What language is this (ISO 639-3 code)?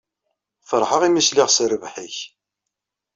kab